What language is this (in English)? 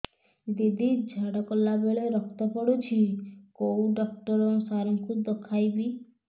Odia